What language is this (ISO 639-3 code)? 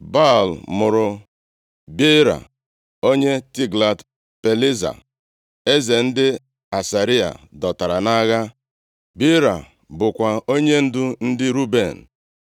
ibo